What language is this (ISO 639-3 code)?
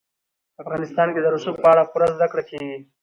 pus